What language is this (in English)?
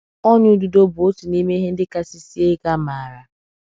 Igbo